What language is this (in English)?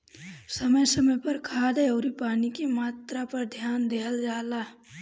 Bhojpuri